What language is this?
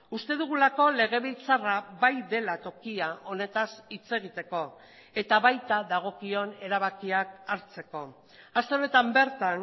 Basque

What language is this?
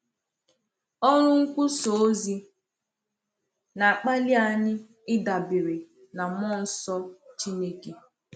Igbo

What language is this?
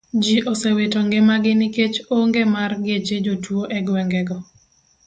Luo (Kenya and Tanzania)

